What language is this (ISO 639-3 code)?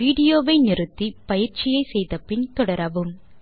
tam